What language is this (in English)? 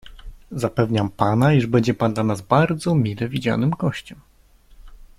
Polish